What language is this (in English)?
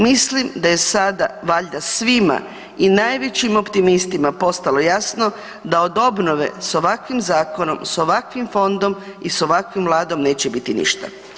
Croatian